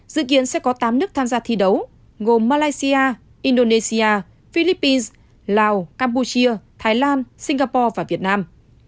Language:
Vietnamese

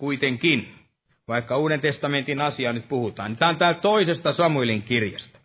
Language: Finnish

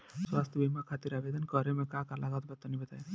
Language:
Bhojpuri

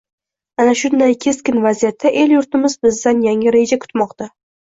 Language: Uzbek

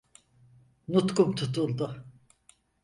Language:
Turkish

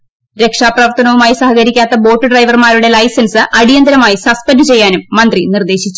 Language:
Malayalam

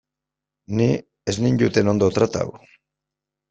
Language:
Basque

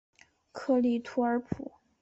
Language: Chinese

